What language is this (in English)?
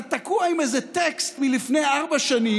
Hebrew